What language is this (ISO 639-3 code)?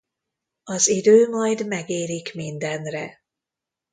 hun